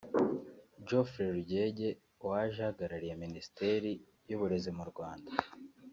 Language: Kinyarwanda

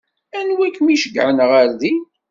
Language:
Kabyle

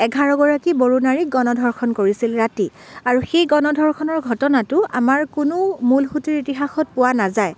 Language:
Assamese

